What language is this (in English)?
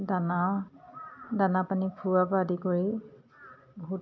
Assamese